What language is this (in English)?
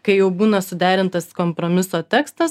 Lithuanian